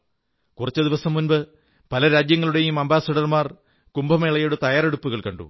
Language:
Malayalam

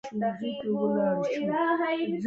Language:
Pashto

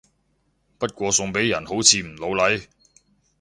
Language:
Cantonese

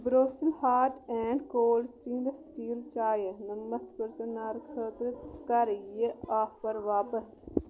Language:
Kashmiri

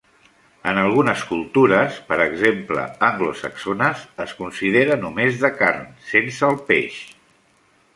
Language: Catalan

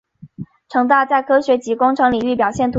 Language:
Chinese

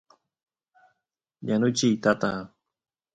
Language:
Santiago del Estero Quichua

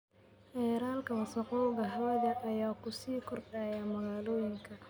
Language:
Somali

